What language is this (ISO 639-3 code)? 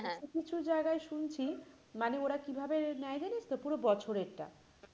ben